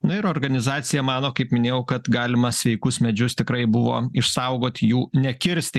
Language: Lithuanian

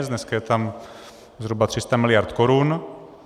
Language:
Czech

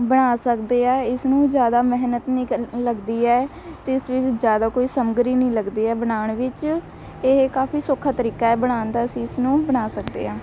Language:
Punjabi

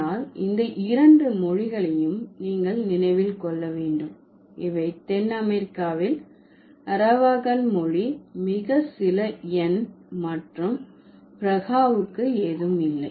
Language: Tamil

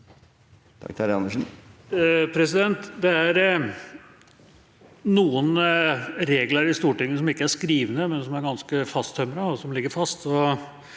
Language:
Norwegian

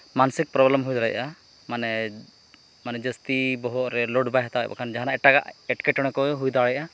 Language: Santali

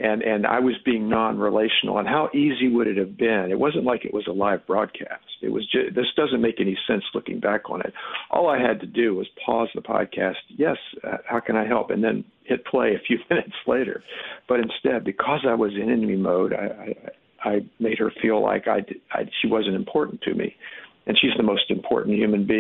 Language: English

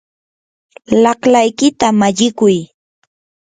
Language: Yanahuanca Pasco Quechua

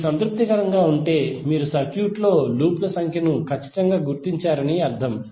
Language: Telugu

